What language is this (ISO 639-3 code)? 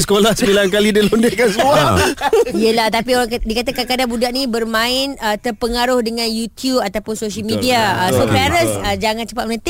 msa